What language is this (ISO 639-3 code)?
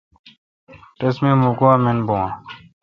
xka